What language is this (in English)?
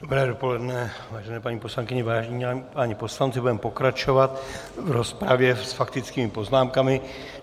Czech